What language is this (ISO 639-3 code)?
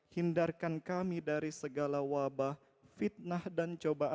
ind